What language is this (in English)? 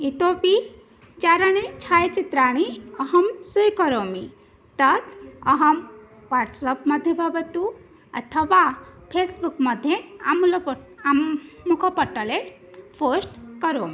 Sanskrit